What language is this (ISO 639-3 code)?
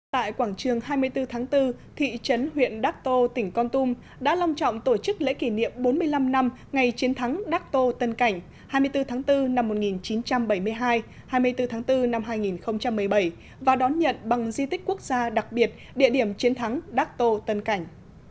vie